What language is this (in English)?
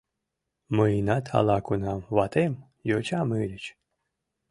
Mari